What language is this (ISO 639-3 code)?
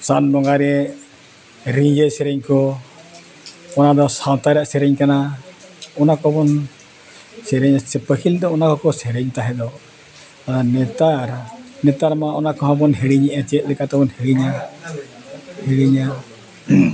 sat